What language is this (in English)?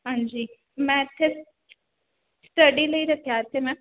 Punjabi